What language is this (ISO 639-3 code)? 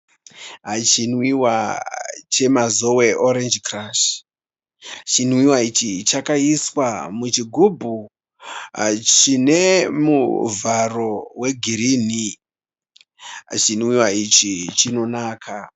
sna